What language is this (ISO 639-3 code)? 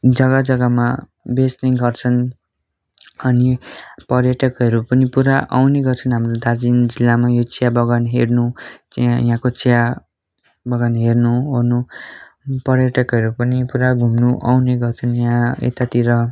nep